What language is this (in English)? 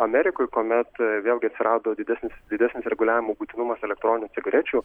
Lithuanian